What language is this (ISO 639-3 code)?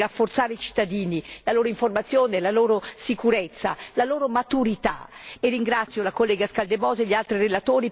ita